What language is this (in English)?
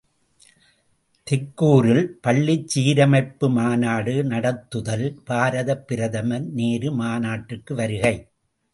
Tamil